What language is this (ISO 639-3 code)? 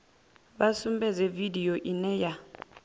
ven